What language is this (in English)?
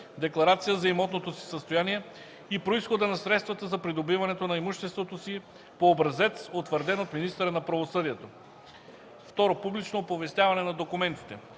Bulgarian